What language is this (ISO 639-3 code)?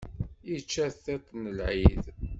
kab